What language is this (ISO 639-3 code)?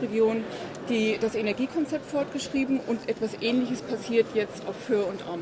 deu